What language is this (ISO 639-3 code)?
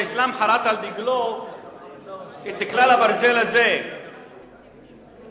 heb